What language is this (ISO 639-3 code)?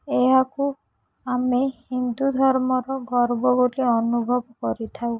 ori